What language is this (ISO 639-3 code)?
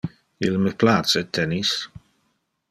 ina